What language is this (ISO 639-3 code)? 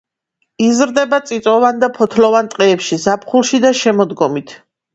kat